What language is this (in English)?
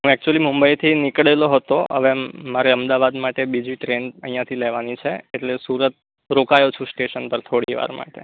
Gujarati